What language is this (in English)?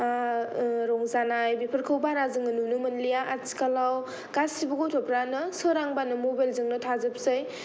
Bodo